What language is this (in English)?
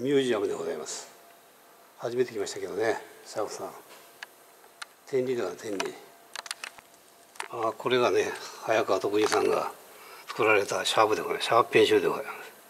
Japanese